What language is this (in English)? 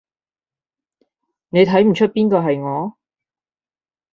Cantonese